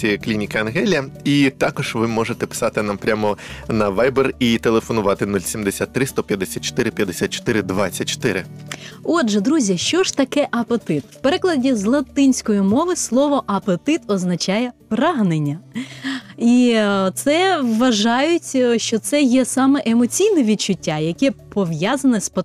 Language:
Ukrainian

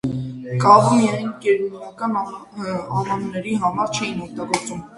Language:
Armenian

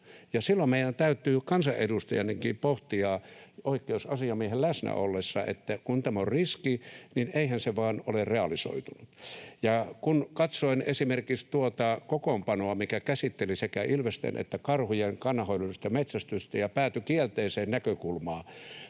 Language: Finnish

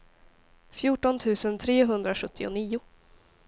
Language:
Swedish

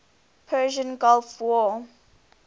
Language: English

